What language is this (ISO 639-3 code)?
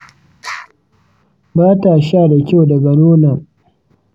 hau